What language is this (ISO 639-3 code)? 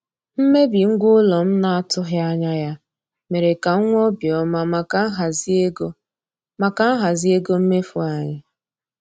ibo